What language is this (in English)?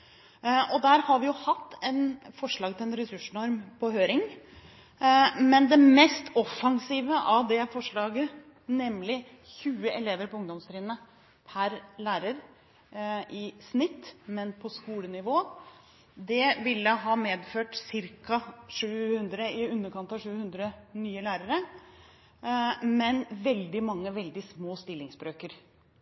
Norwegian Bokmål